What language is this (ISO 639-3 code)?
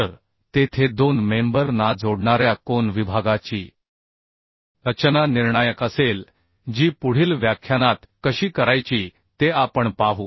mar